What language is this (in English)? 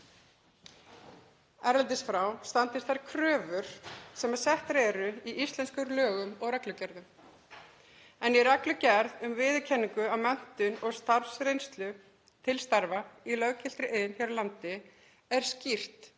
Icelandic